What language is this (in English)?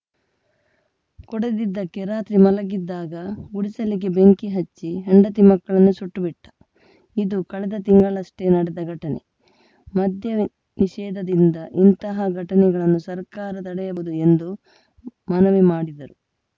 Kannada